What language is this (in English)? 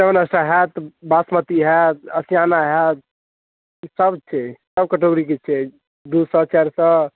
Maithili